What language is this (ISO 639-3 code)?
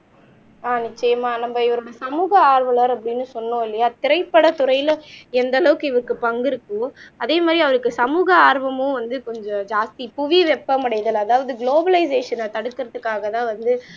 tam